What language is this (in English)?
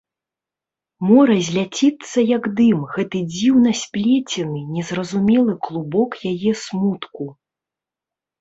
Belarusian